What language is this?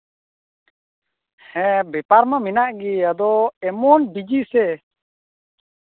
Santali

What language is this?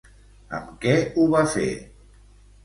Catalan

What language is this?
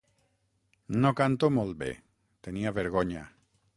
Catalan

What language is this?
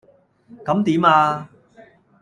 Cantonese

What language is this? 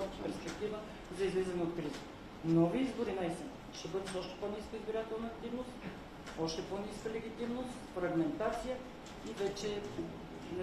Bulgarian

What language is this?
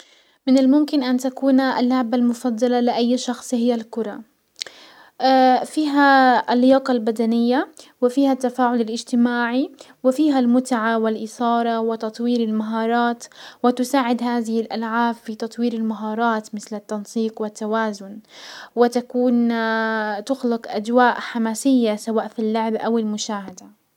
Hijazi Arabic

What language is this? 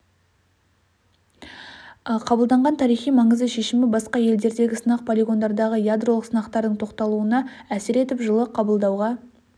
Kazakh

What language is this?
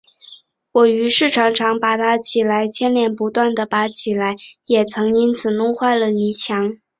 Chinese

